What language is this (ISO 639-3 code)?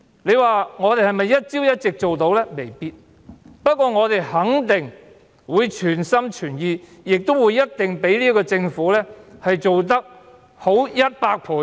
yue